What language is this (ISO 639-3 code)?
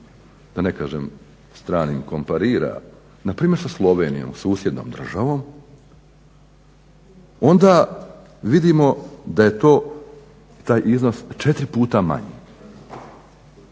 hrv